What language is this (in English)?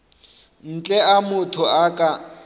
Northern Sotho